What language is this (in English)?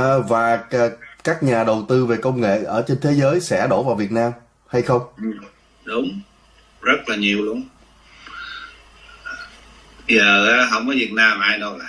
Vietnamese